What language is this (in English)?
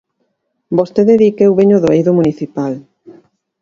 Galician